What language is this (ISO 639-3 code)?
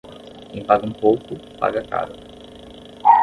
por